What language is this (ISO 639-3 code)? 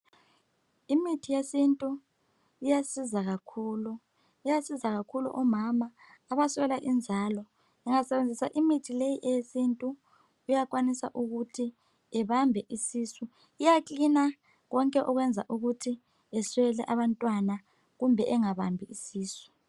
nde